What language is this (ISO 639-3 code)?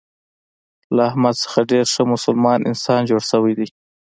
pus